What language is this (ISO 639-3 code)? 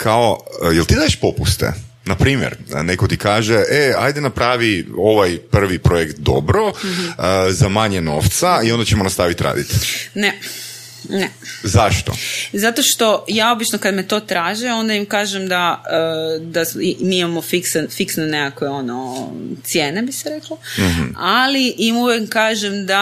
hrv